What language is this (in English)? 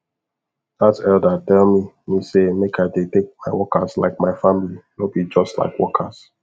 Nigerian Pidgin